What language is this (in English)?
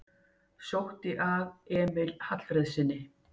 Icelandic